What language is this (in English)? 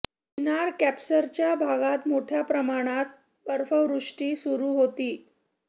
Marathi